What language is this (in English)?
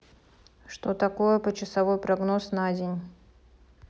Russian